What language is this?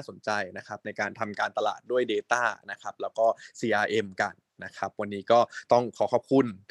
Thai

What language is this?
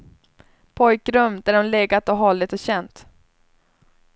Swedish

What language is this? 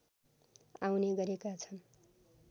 Nepali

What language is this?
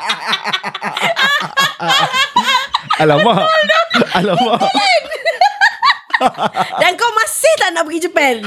Malay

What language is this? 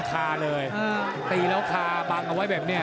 Thai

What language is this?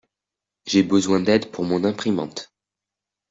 French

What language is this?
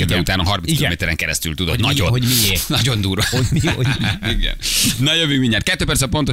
Hungarian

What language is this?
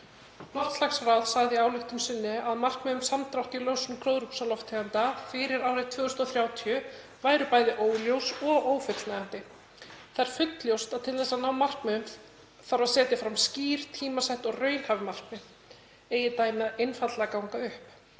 Icelandic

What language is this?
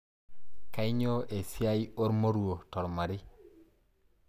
Masai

